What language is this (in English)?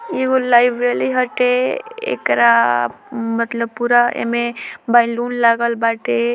Bhojpuri